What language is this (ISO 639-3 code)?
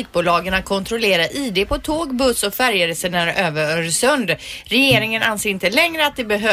swe